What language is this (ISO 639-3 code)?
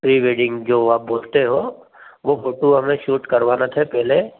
hin